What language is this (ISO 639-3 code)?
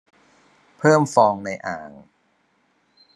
tha